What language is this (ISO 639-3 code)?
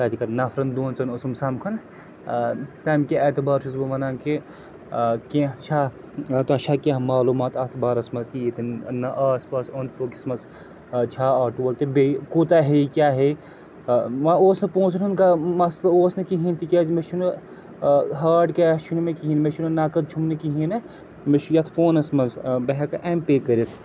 kas